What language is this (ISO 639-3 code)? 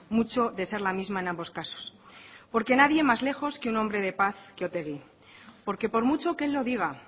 spa